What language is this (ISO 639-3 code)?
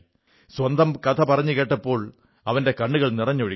mal